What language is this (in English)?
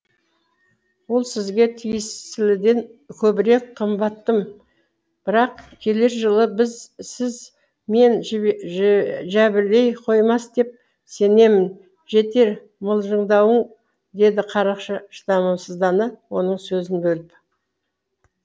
Kazakh